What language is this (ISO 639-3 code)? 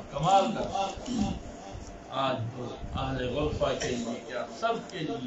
ara